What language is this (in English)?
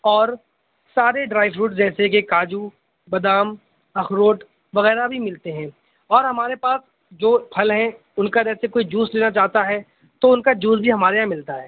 Urdu